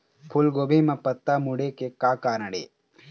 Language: Chhattisgarhi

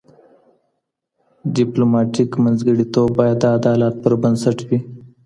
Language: Pashto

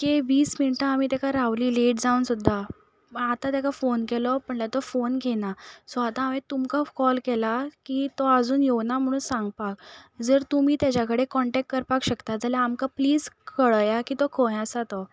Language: Konkani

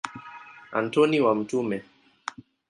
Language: Swahili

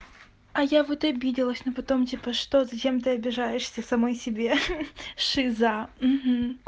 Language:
Russian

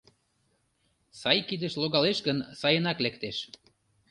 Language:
Mari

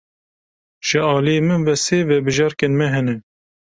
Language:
Kurdish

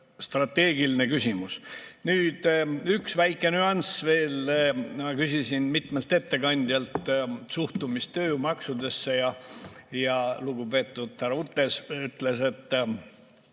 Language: Estonian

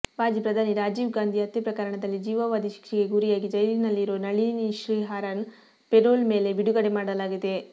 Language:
Kannada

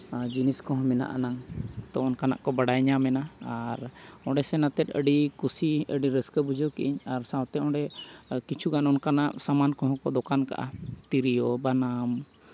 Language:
Santali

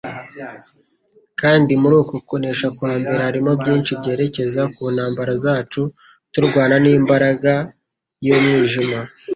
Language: Kinyarwanda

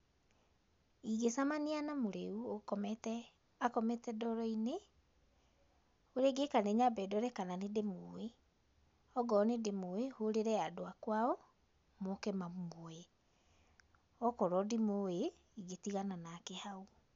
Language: Kikuyu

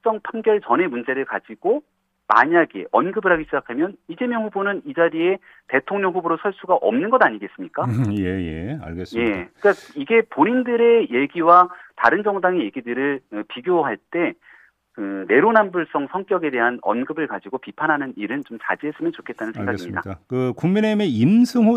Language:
Korean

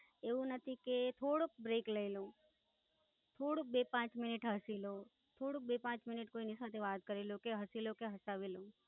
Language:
Gujarati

